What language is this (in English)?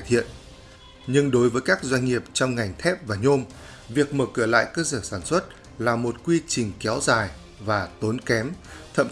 Vietnamese